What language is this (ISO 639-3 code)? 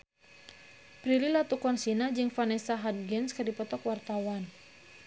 sun